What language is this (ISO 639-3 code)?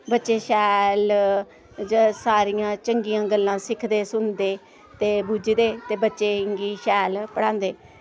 doi